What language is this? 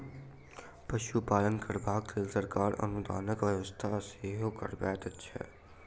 Maithili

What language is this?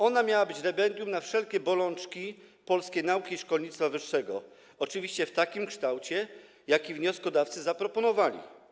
Polish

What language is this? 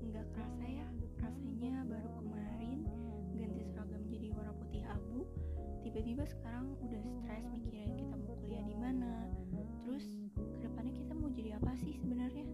Indonesian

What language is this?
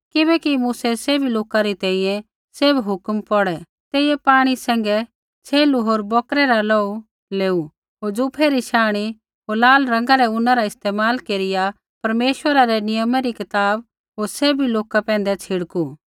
Kullu Pahari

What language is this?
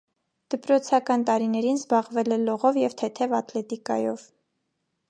Armenian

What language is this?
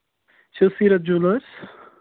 Kashmiri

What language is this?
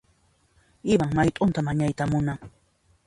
Puno Quechua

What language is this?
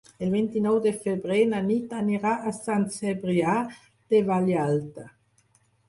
Catalan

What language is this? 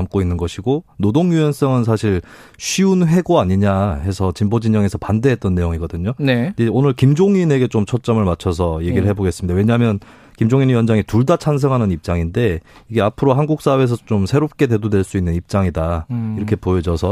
Korean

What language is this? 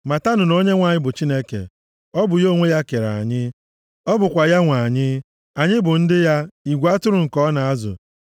Igbo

